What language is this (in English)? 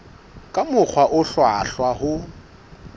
Southern Sotho